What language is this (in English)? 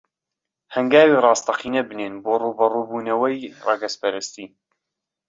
Central Kurdish